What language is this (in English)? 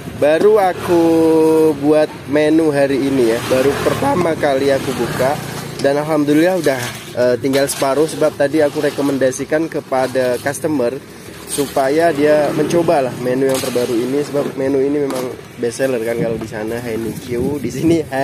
Indonesian